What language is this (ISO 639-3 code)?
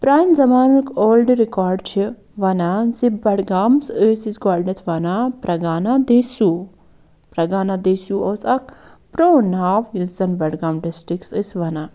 kas